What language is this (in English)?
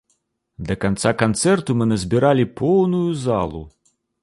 Belarusian